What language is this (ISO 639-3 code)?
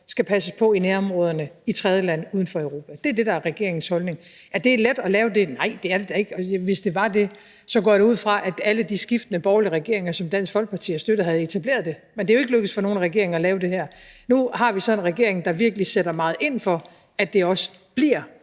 dan